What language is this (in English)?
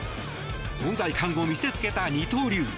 Japanese